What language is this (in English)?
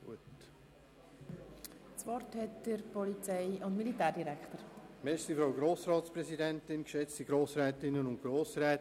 Swiss German